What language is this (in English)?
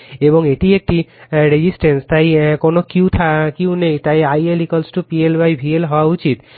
Bangla